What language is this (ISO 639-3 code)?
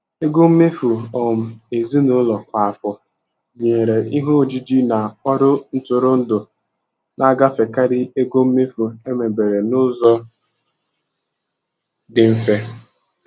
ibo